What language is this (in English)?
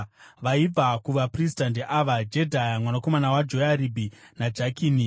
Shona